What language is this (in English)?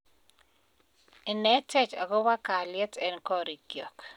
Kalenjin